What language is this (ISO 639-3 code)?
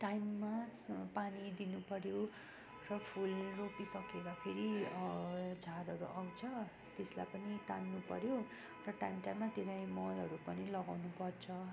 nep